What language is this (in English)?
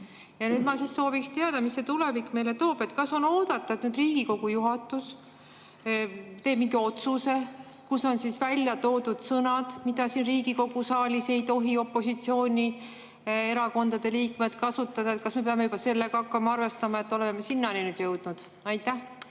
Estonian